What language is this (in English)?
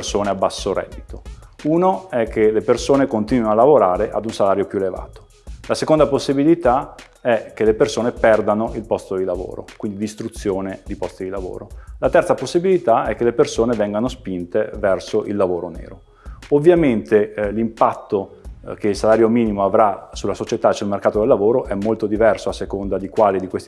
Italian